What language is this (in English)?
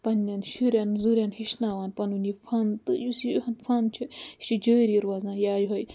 Kashmiri